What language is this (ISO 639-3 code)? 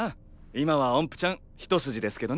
jpn